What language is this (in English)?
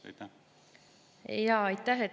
Estonian